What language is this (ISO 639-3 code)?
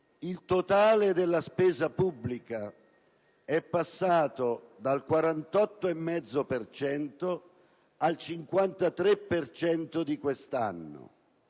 ita